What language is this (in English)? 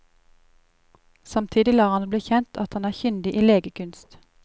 Norwegian